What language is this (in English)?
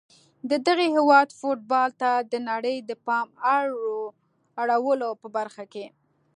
Pashto